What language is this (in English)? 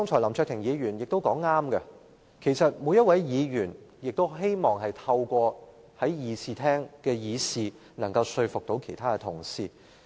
Cantonese